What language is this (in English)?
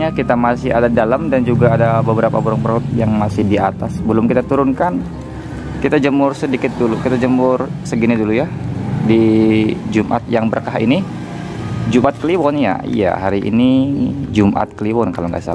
Indonesian